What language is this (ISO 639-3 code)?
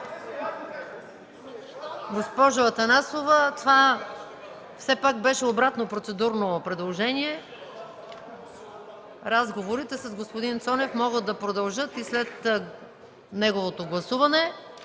bul